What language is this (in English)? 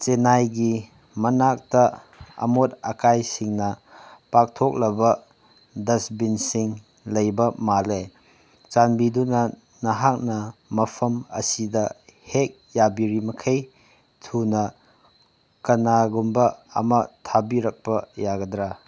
Manipuri